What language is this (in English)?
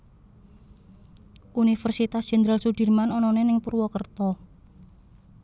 Javanese